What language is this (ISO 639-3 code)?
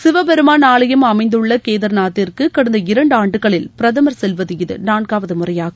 tam